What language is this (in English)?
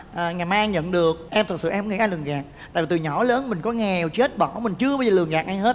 Vietnamese